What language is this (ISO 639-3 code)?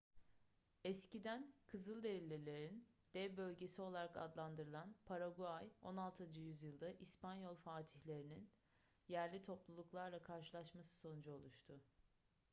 tur